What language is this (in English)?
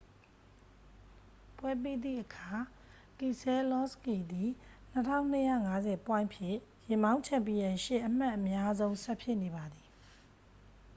Burmese